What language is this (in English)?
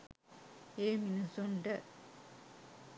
Sinhala